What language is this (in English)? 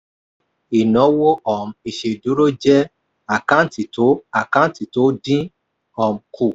Yoruba